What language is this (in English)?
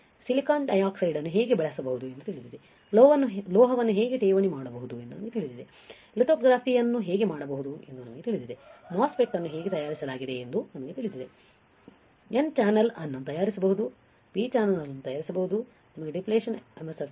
Kannada